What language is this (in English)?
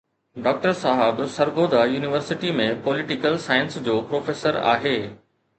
Sindhi